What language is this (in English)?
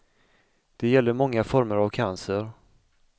Swedish